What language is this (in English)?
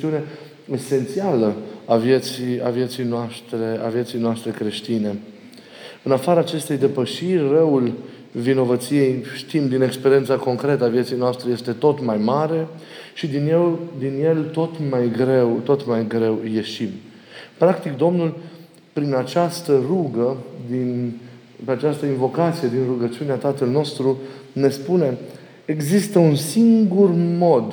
Romanian